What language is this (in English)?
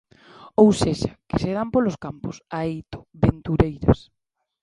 Galician